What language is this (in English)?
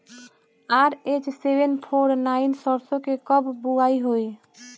Bhojpuri